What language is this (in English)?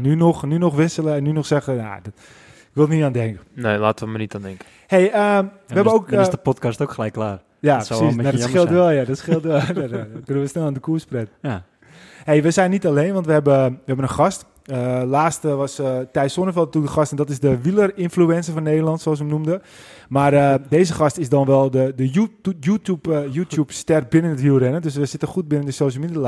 Dutch